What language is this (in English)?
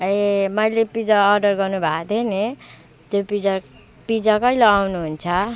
Nepali